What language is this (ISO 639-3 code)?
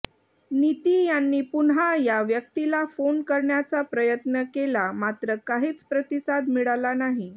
mar